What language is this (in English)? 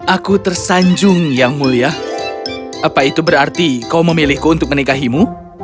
Indonesian